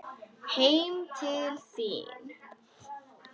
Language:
Icelandic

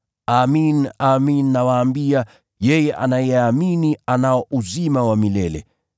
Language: Swahili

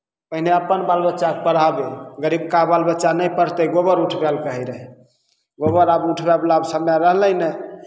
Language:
Maithili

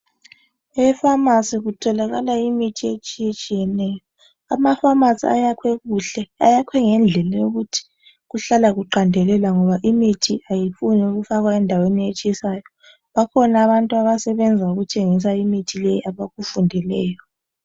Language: North Ndebele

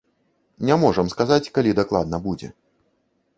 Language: Belarusian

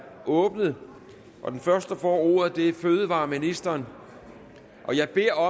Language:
Danish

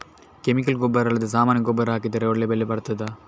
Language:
Kannada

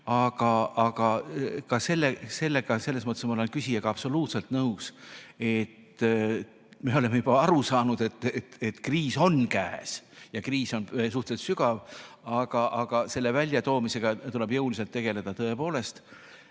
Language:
Estonian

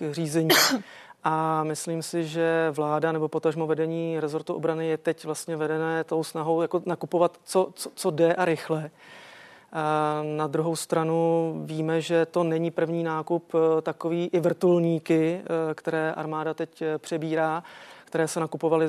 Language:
Czech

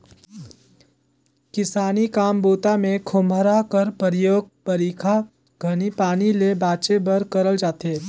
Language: Chhattisgarhi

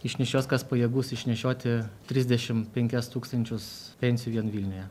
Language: Lithuanian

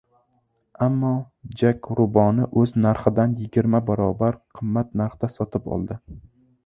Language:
Uzbek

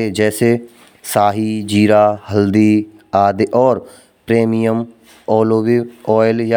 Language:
Braj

